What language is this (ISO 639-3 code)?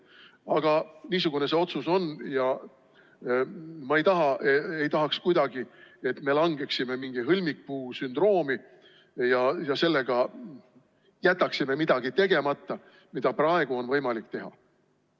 est